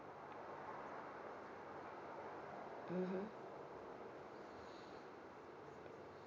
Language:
English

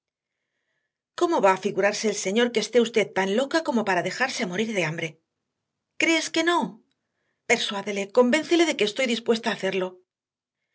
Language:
Spanish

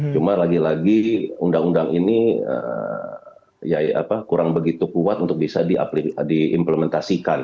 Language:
Indonesian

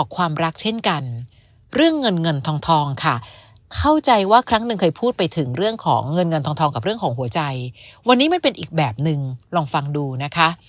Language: Thai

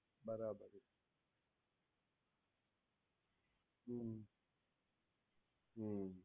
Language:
Gujarati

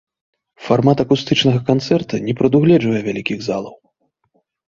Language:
Belarusian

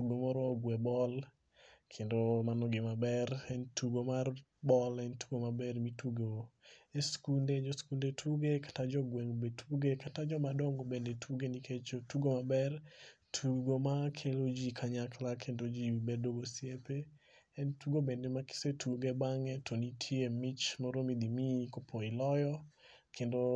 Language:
Luo (Kenya and Tanzania)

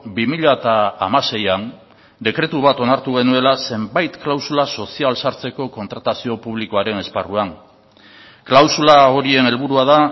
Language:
Basque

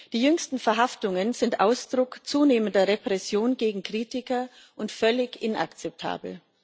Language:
German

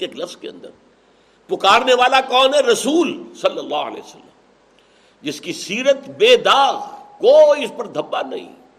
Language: Urdu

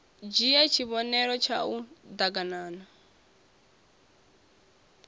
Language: Venda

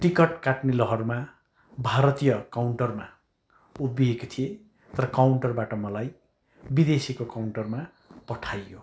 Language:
Nepali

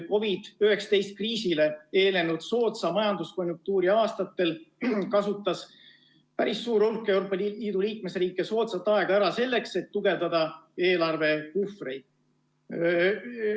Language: Estonian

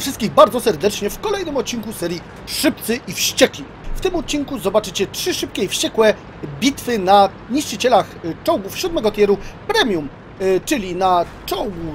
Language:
Polish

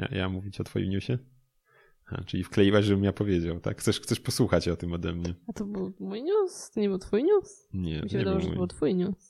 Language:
Polish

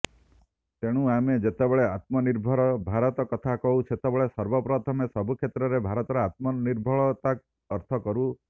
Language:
Odia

